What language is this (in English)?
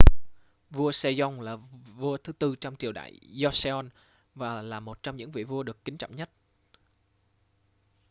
Vietnamese